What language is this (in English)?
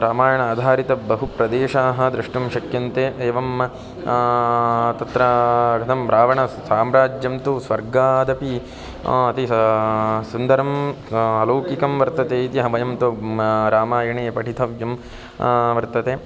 Sanskrit